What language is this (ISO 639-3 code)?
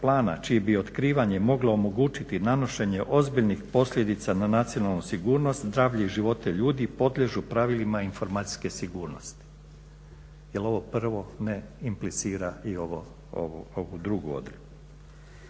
hrv